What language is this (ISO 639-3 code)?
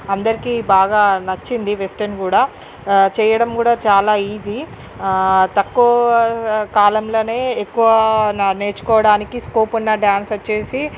tel